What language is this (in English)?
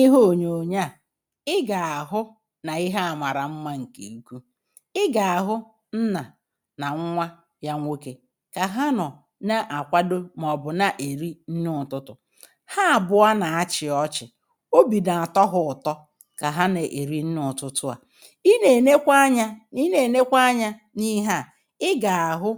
Igbo